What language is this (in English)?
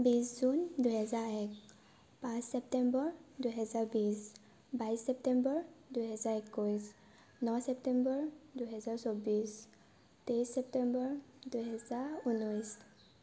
Assamese